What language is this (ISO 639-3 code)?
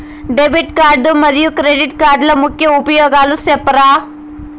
tel